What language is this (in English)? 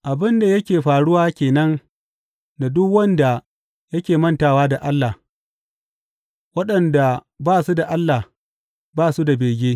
Hausa